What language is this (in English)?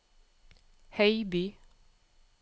Norwegian